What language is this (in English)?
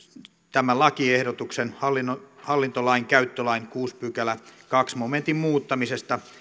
Finnish